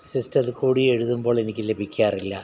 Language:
Malayalam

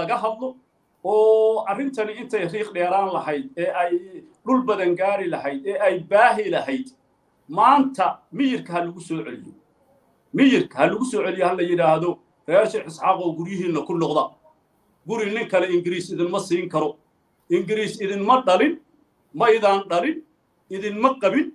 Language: Arabic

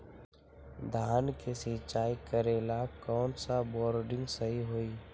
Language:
Magahi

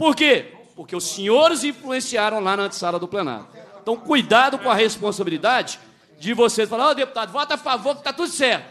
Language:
Portuguese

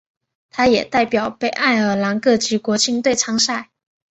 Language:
Chinese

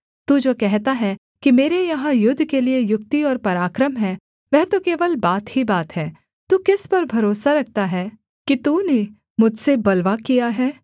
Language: Hindi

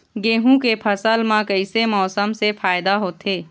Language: Chhattisgarhi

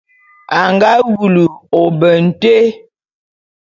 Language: Bulu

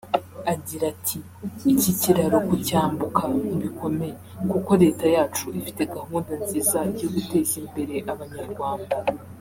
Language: Kinyarwanda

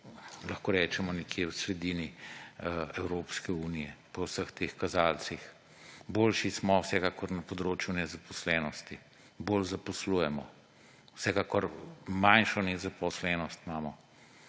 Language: Slovenian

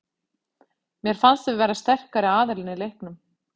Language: Icelandic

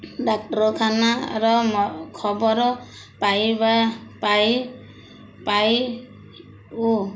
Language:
Odia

